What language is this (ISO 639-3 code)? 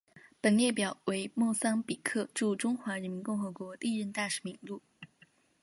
zho